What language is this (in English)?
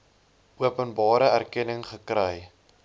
Afrikaans